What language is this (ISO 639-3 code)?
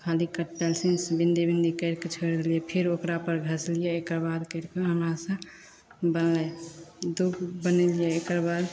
mai